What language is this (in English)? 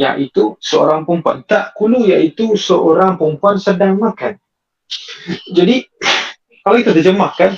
Malay